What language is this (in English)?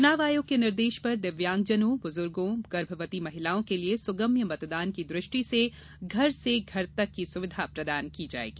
Hindi